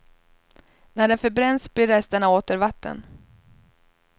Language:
Swedish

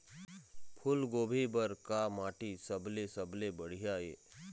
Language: Chhattisgarhi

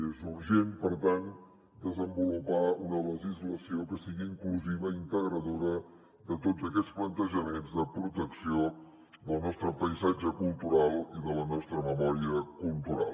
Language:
Catalan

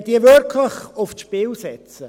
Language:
Swiss German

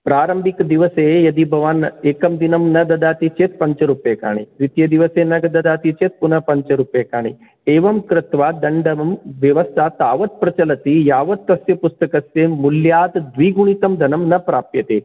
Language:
Sanskrit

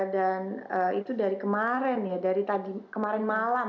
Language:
Indonesian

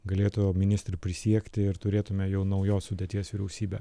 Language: Lithuanian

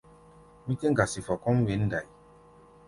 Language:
Gbaya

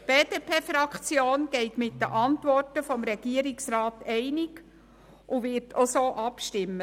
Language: Swiss German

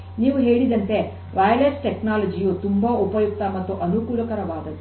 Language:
Kannada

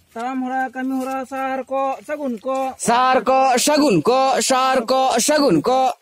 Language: Hindi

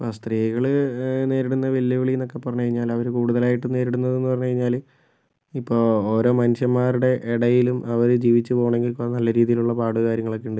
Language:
Malayalam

